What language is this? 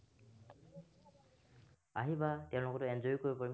Assamese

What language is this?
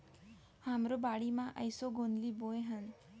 Chhattisgarhi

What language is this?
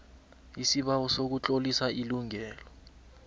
South Ndebele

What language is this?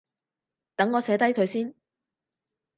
Cantonese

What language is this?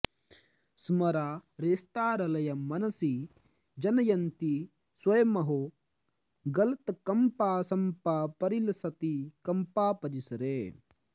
Sanskrit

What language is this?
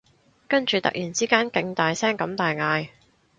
Cantonese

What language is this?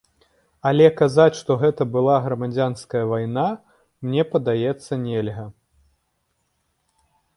Belarusian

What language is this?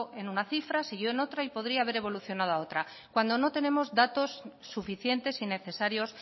Spanish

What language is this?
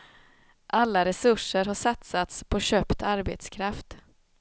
Swedish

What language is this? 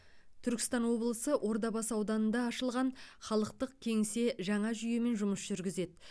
Kazakh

